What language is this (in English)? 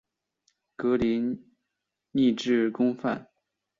Chinese